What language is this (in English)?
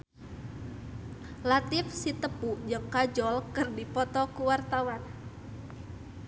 Sundanese